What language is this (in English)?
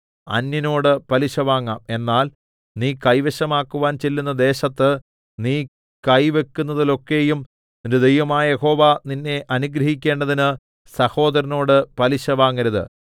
Malayalam